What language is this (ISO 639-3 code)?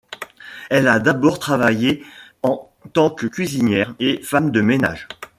fra